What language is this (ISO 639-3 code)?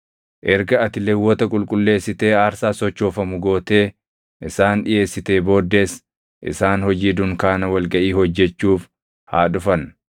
orm